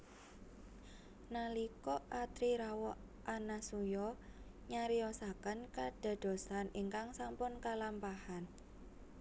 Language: Javanese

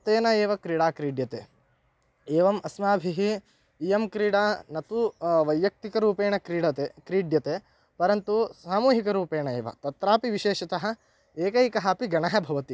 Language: Sanskrit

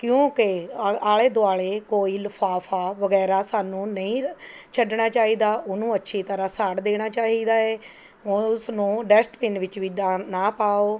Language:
Punjabi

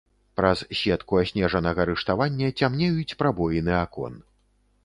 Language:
Belarusian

